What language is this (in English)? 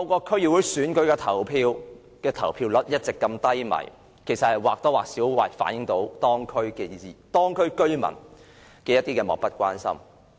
Cantonese